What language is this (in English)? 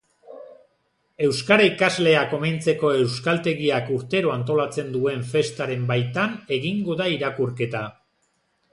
Basque